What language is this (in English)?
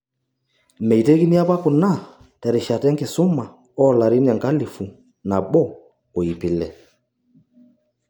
Masai